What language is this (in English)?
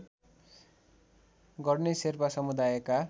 Nepali